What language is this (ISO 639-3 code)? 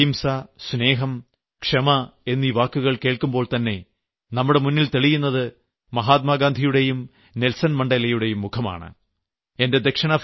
mal